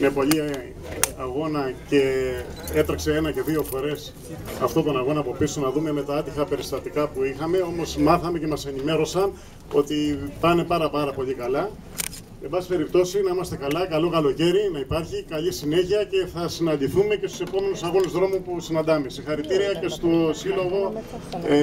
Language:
Greek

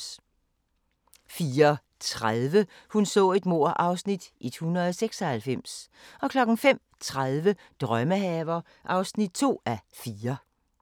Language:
Danish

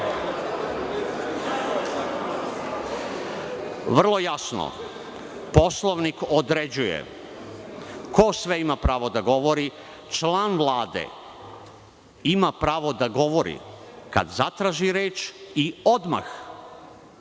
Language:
Serbian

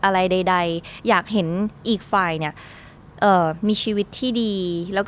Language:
Thai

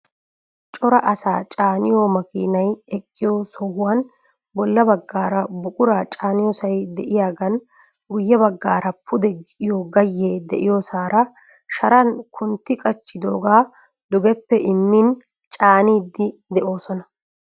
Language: Wolaytta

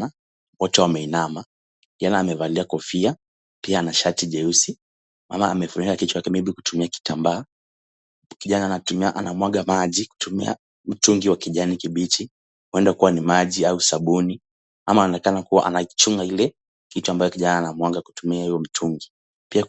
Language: Swahili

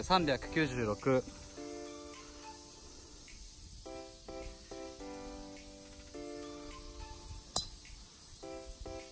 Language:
Japanese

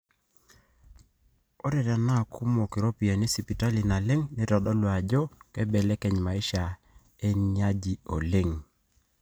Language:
Masai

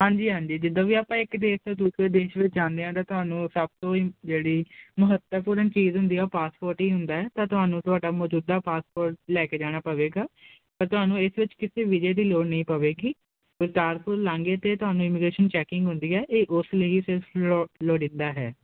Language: Punjabi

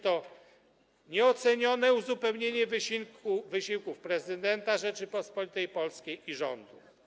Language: Polish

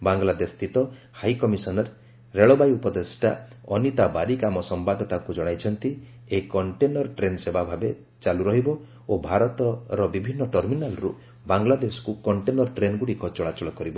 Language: Odia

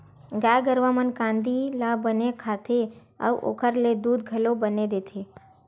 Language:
Chhattisgarhi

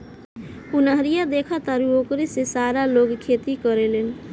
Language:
Bhojpuri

